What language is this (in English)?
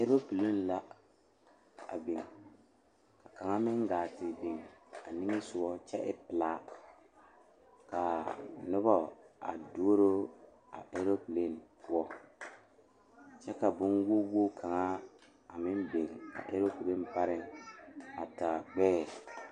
Southern Dagaare